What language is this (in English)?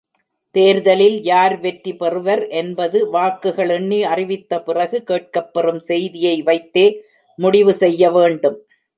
Tamil